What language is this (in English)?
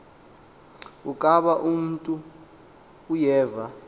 Xhosa